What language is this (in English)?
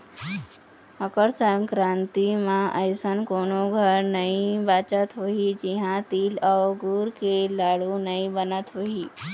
Chhattisgarhi